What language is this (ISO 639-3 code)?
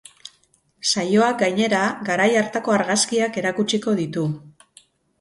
eus